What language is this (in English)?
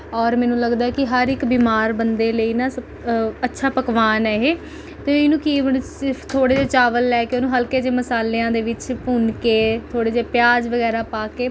Punjabi